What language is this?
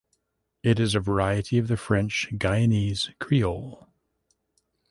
English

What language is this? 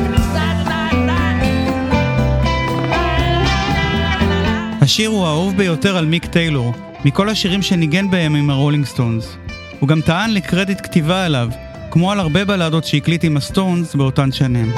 Hebrew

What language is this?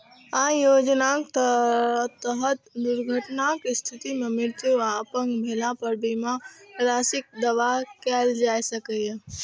Maithili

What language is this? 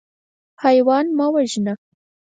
Pashto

